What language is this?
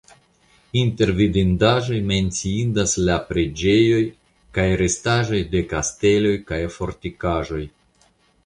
Esperanto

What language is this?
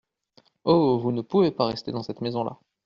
French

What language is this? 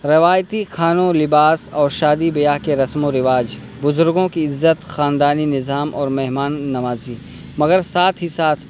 Urdu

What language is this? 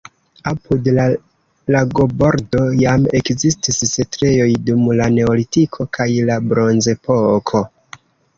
Esperanto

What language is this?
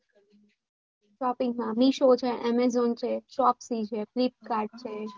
Gujarati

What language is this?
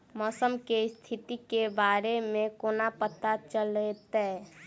Maithili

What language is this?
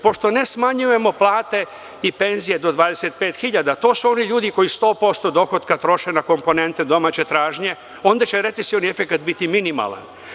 Serbian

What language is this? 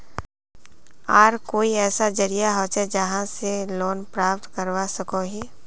Magahi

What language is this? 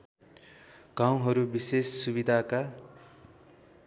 Nepali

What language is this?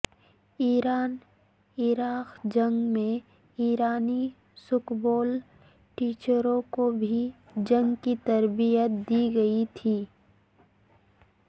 Urdu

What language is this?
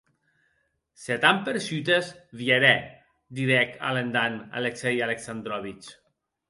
Occitan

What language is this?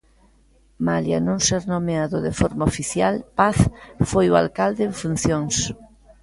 Galician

